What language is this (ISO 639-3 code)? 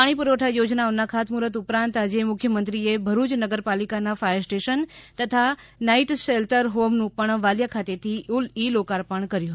guj